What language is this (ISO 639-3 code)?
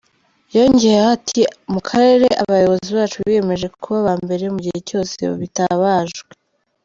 kin